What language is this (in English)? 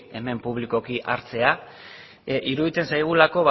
Basque